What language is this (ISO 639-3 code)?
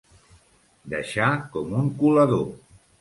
cat